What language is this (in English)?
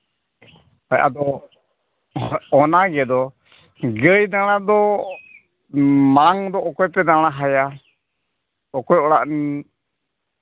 Santali